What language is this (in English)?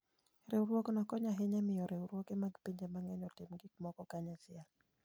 Luo (Kenya and Tanzania)